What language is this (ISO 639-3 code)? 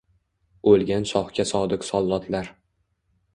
uzb